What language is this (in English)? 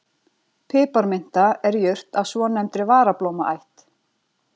Icelandic